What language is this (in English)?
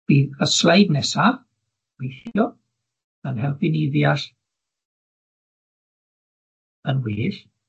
Welsh